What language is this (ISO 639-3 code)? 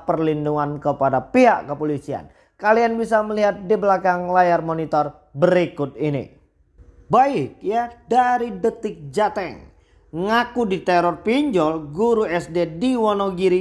ind